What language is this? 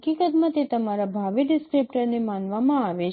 Gujarati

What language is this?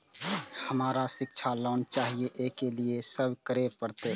Maithili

